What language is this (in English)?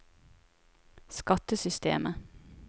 Norwegian